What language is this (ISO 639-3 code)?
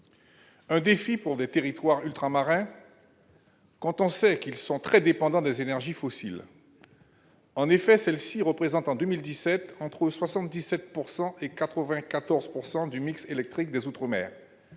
fra